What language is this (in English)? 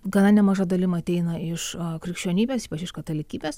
Lithuanian